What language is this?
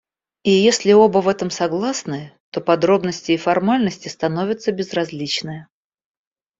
Russian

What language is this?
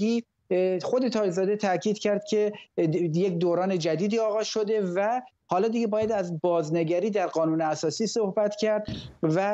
Persian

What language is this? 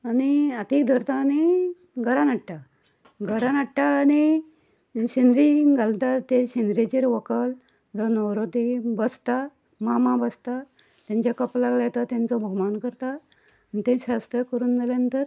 Konkani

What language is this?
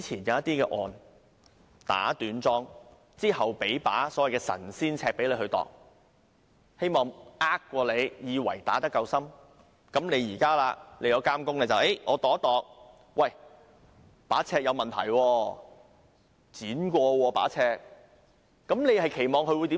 Cantonese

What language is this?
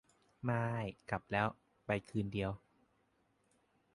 Thai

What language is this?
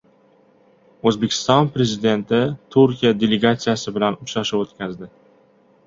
Uzbek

